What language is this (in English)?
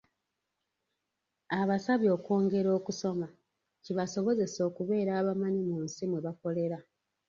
Ganda